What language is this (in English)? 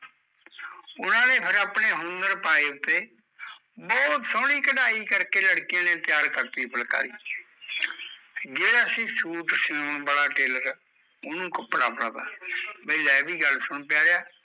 Punjabi